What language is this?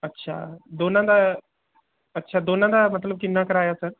Punjabi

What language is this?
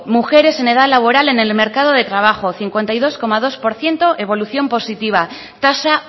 Spanish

